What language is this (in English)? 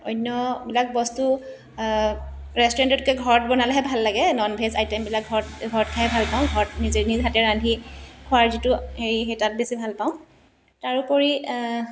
Assamese